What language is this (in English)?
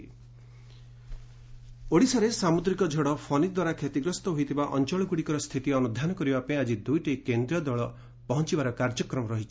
Odia